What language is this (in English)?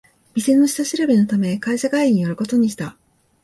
Japanese